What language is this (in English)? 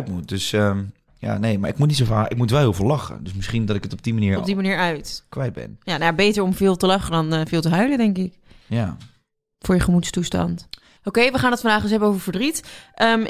Dutch